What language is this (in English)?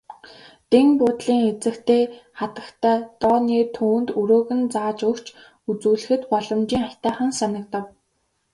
Mongolian